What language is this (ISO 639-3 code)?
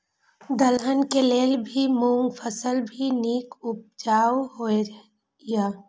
mai